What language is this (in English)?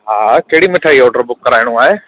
Sindhi